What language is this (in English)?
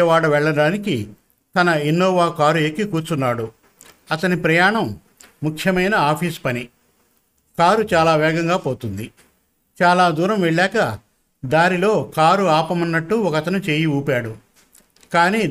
Telugu